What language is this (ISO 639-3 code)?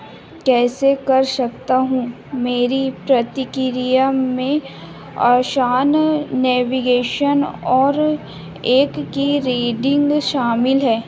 hin